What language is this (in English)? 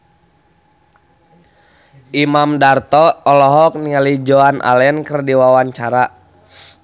Sundanese